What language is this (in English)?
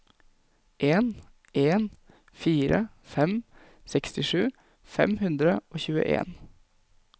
Norwegian